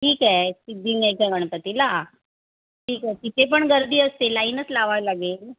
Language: Marathi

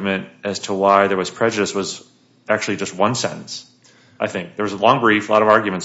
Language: English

